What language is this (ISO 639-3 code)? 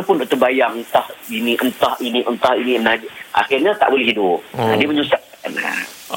msa